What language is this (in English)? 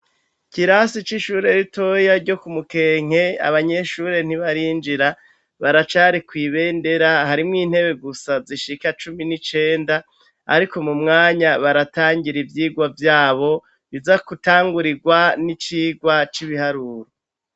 Rundi